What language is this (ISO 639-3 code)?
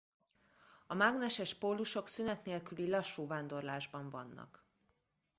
hun